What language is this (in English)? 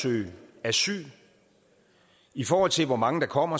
Danish